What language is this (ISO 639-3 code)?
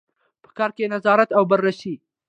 pus